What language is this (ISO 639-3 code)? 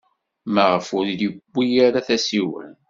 kab